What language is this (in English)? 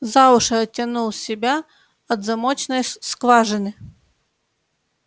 Russian